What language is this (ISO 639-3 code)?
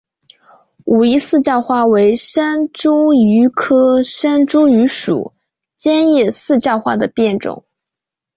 zho